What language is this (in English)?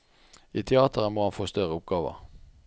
Norwegian